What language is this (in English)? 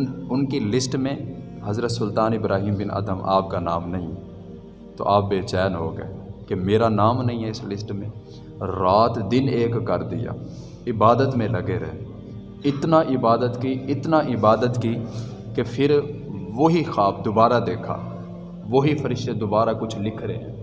Urdu